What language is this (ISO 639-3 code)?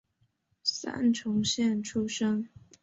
zho